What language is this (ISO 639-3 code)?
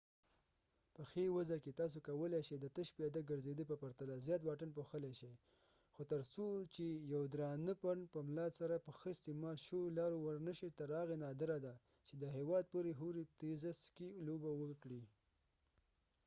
pus